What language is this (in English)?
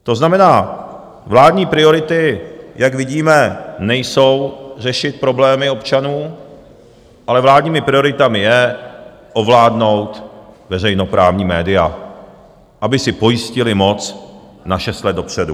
Czech